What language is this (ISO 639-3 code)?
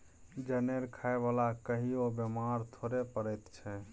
mai